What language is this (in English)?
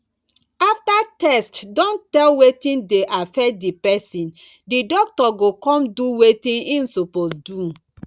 Nigerian Pidgin